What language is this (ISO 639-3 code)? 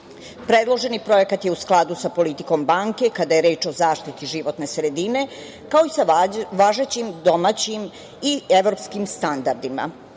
srp